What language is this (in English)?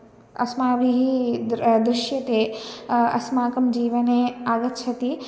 Sanskrit